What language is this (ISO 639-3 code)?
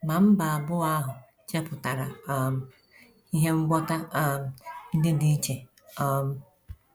ibo